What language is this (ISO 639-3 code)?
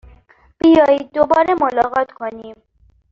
fas